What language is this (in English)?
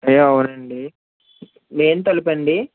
Telugu